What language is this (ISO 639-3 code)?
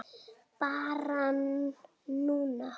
isl